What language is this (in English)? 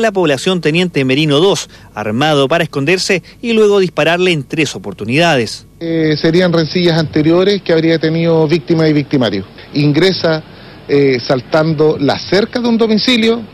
Spanish